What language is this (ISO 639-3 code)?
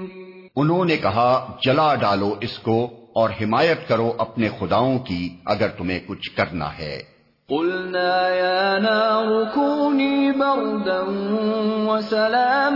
urd